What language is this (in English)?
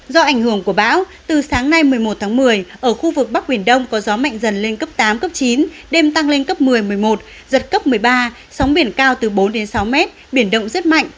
Vietnamese